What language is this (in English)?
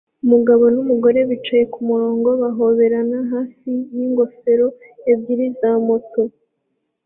Kinyarwanda